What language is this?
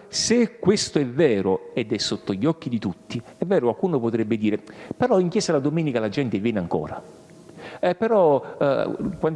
Italian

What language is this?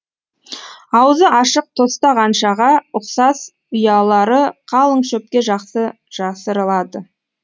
Kazakh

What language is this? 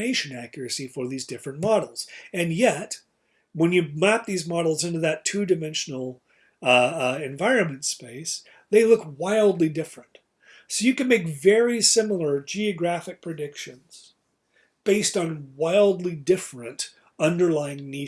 English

